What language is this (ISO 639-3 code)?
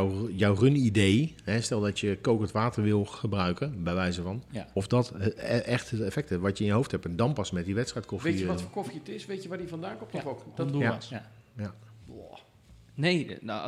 nld